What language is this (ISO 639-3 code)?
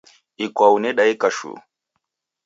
dav